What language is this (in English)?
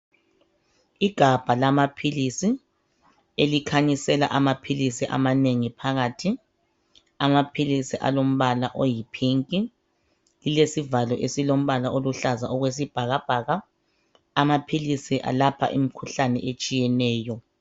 North Ndebele